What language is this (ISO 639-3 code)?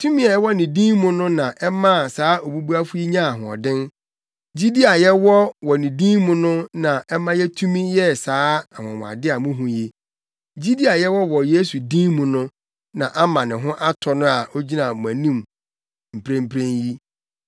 aka